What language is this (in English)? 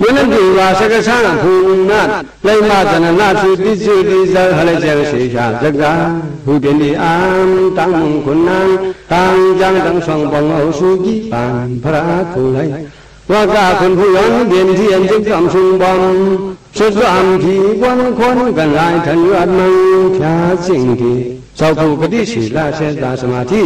Thai